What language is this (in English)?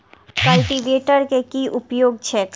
Maithili